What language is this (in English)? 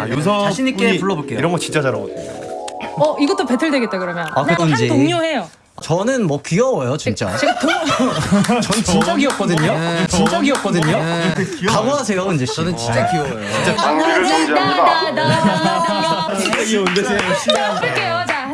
Korean